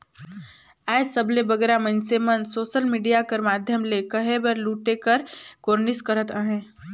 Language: Chhattisgarhi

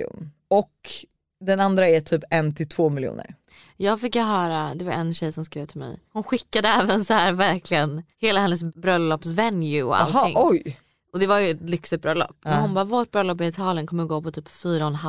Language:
Swedish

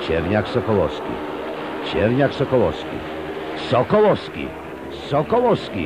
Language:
Polish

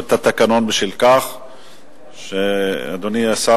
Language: Hebrew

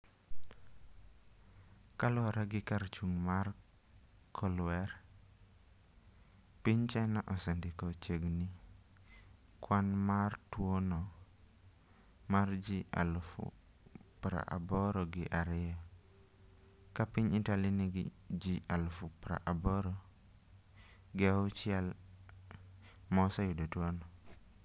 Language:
Luo (Kenya and Tanzania)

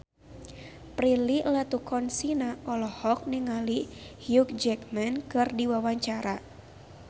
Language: Sundanese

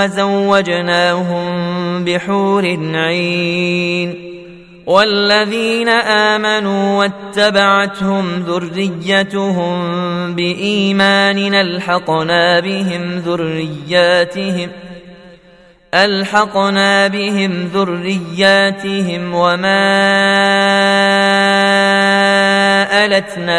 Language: Arabic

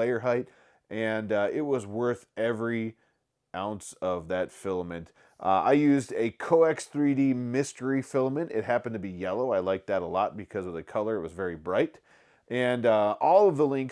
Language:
English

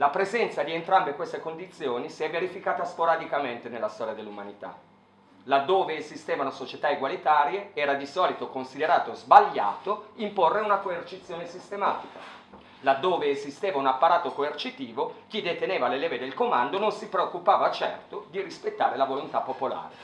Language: Italian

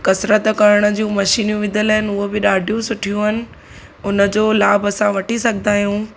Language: Sindhi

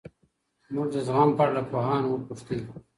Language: Pashto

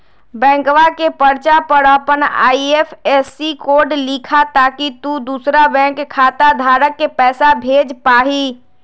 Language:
Magahi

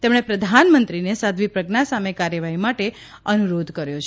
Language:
Gujarati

